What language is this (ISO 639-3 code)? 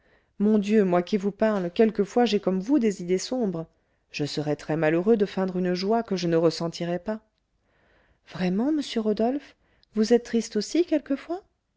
fra